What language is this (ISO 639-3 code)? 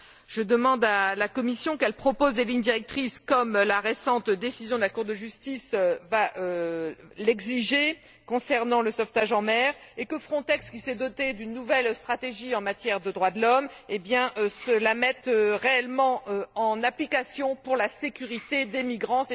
fra